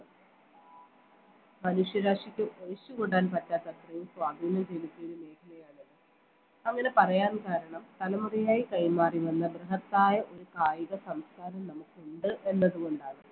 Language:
Malayalam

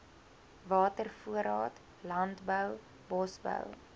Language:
Afrikaans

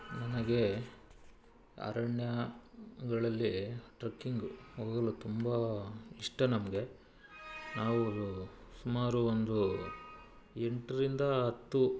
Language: Kannada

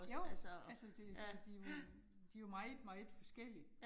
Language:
Danish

